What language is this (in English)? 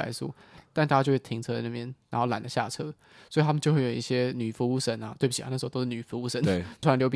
Chinese